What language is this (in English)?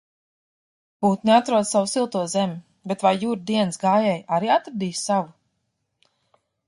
Latvian